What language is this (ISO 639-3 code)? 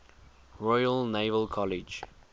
eng